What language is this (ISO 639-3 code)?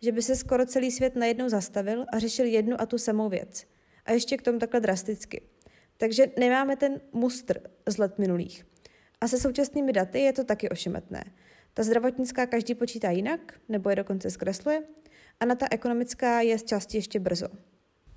ces